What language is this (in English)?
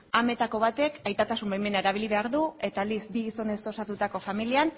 Basque